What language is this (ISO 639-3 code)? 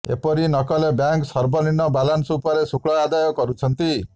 ori